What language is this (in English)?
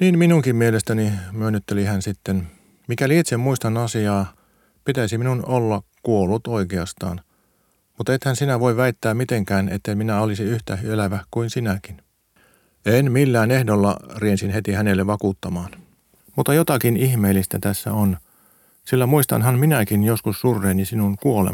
Finnish